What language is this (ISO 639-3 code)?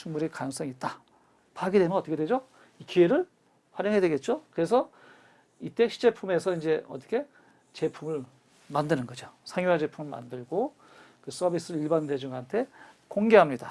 kor